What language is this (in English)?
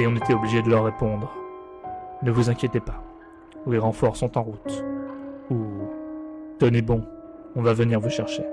French